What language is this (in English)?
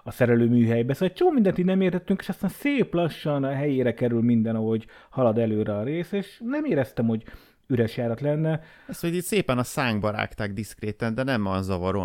Hungarian